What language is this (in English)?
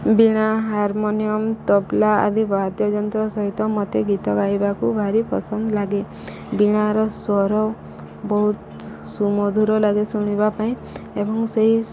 Odia